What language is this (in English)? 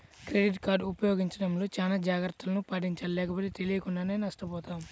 Telugu